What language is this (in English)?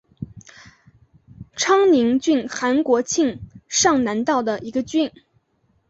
Chinese